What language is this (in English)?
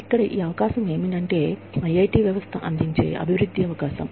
Telugu